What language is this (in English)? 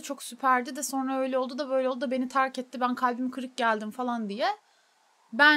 Turkish